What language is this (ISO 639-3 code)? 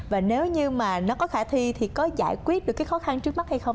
vie